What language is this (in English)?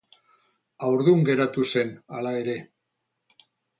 Basque